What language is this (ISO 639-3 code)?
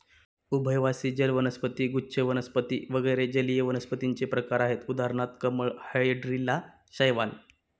mar